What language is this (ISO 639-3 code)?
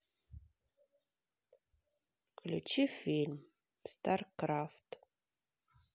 rus